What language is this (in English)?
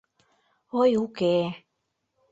Mari